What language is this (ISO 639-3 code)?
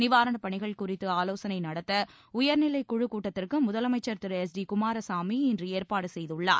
tam